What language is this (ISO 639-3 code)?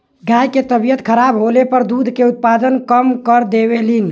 bho